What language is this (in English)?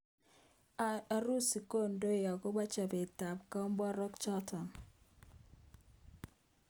Kalenjin